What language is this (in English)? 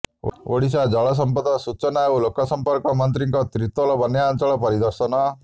Odia